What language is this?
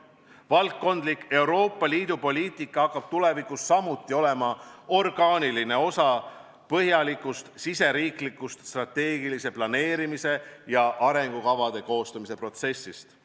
Estonian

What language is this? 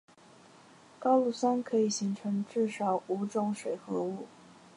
Chinese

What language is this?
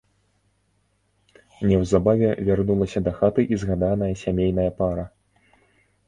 Belarusian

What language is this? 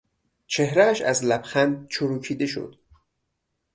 Persian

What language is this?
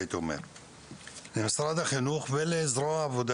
Hebrew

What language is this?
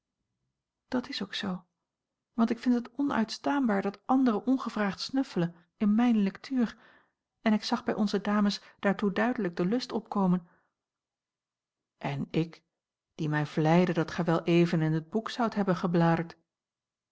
Dutch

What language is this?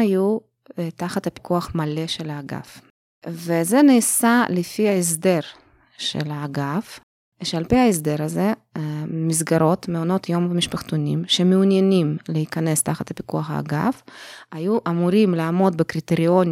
Hebrew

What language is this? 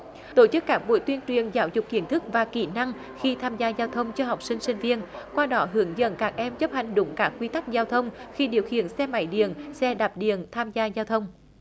Vietnamese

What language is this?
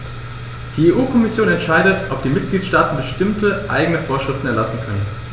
German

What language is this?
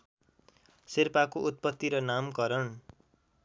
Nepali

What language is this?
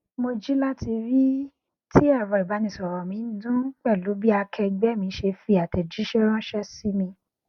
Yoruba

